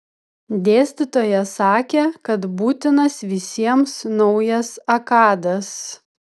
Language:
Lithuanian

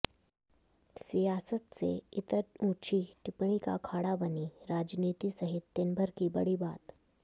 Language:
Hindi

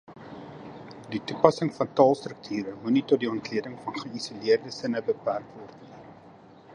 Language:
Afrikaans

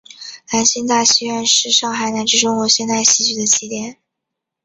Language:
Chinese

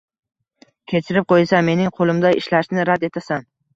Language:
Uzbek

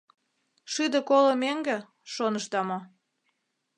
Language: Mari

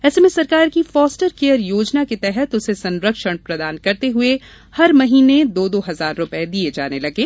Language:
Hindi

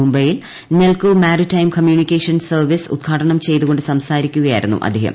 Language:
Malayalam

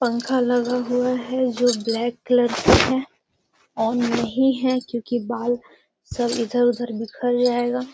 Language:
Magahi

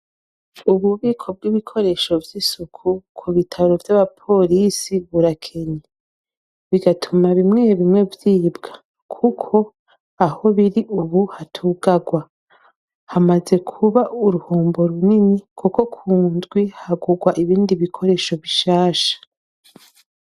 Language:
Rundi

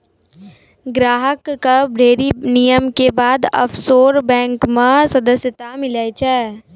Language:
Maithili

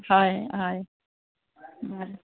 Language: Assamese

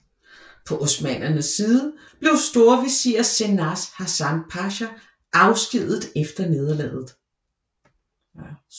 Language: Danish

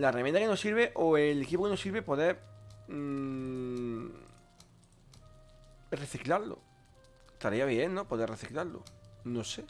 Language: Spanish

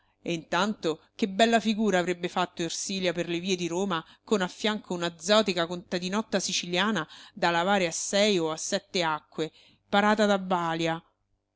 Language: Italian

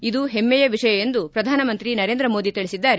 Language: Kannada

